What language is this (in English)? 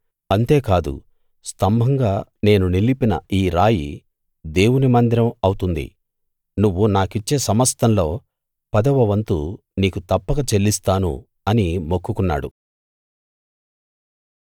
Telugu